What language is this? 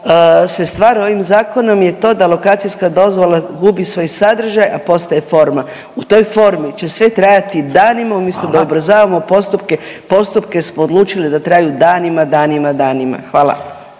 Croatian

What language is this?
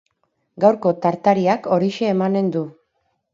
Basque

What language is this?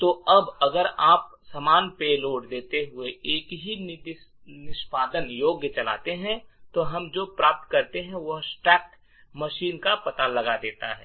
Hindi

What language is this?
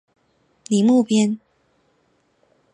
Chinese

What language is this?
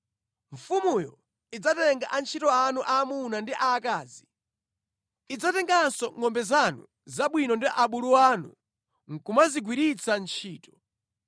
Nyanja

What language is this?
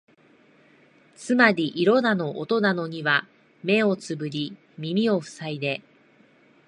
Japanese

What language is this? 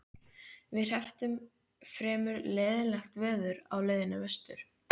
Icelandic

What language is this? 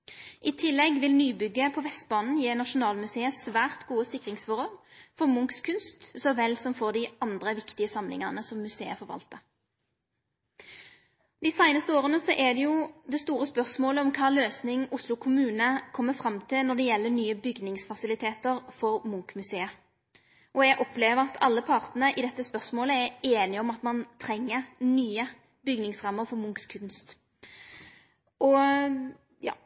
Norwegian Nynorsk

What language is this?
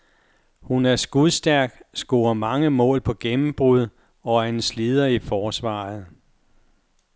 Danish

